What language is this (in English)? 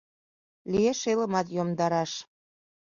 Mari